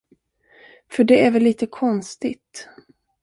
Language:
Swedish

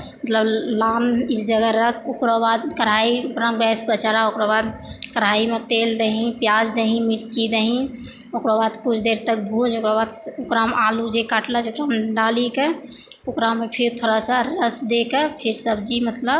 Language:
Maithili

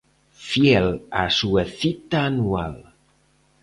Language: Galician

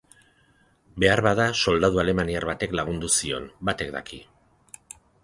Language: Basque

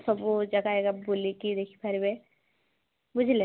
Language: Odia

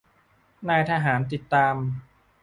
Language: Thai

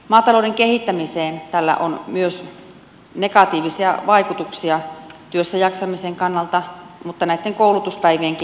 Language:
Finnish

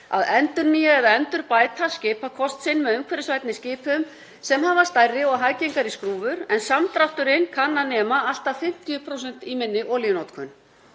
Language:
Icelandic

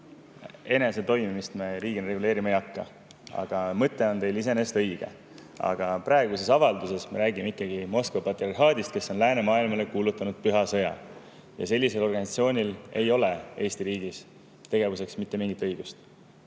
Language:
Estonian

